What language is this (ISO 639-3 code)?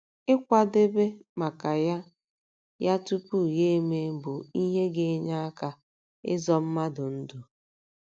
ibo